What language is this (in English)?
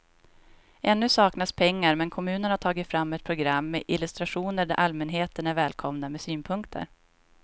Swedish